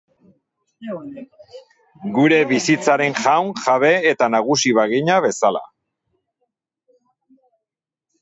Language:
Basque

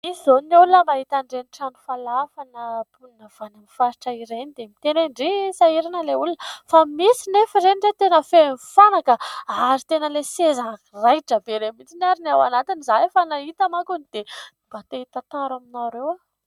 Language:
Malagasy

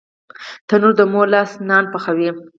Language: Pashto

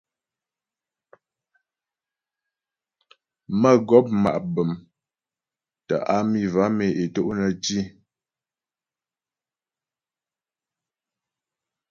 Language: Ghomala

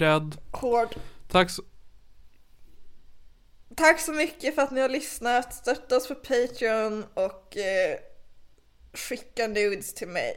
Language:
Swedish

